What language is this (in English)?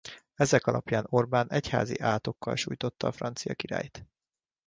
Hungarian